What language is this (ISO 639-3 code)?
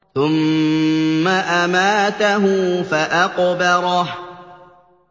ara